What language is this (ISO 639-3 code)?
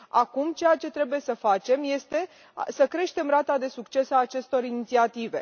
ron